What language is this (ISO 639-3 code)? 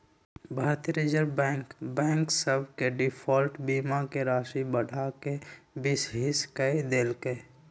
mag